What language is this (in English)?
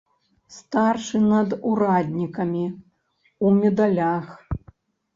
Belarusian